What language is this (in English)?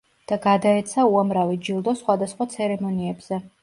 Georgian